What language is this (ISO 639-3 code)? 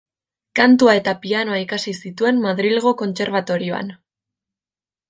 eus